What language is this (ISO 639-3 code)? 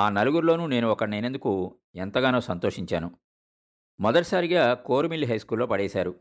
tel